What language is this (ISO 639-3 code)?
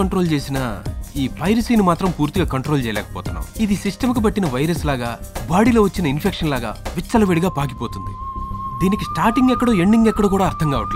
tel